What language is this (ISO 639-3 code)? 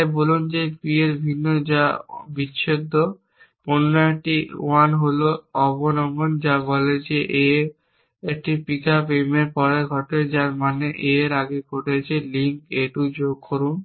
ben